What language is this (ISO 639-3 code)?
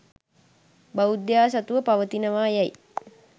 sin